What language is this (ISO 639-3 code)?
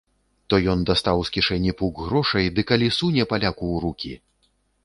bel